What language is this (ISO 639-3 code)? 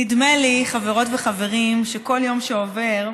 heb